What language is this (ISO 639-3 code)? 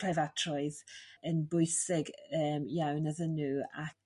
cym